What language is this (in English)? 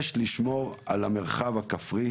Hebrew